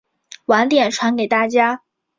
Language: Chinese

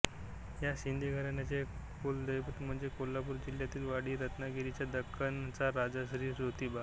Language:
Marathi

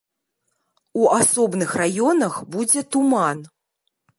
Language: Belarusian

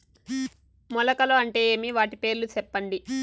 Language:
Telugu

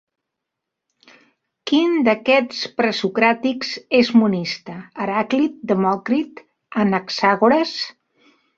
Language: Catalan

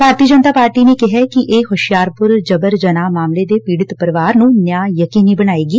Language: Punjabi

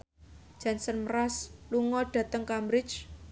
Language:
Javanese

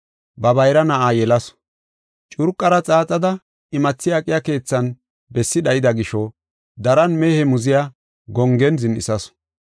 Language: Gofa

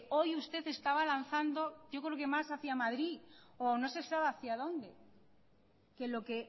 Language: Spanish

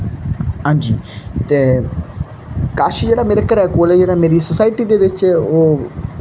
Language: Dogri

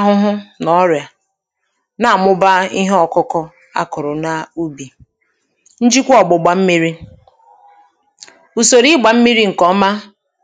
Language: Igbo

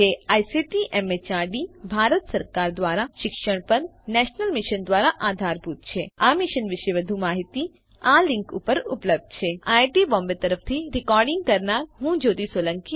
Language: Gujarati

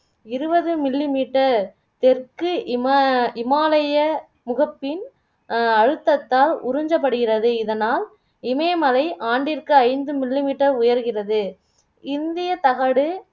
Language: Tamil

